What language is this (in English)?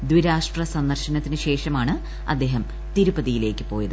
Malayalam